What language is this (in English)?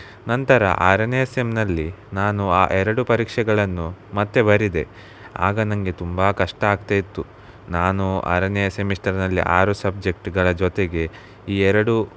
Kannada